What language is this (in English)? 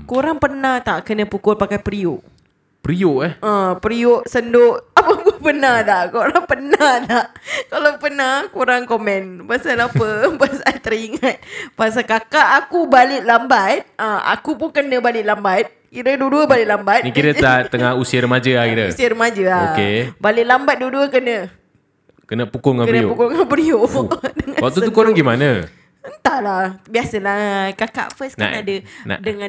Malay